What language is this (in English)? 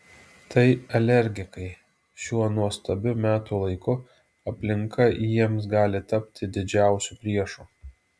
Lithuanian